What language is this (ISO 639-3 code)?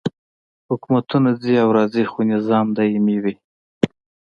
pus